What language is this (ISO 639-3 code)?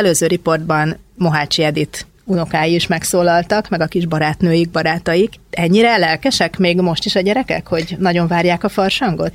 hun